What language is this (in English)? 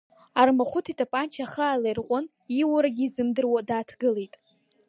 Abkhazian